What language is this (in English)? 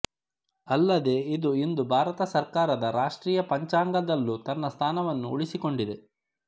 Kannada